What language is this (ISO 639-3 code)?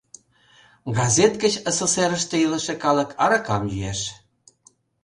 chm